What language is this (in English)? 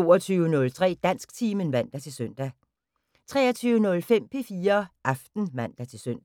Danish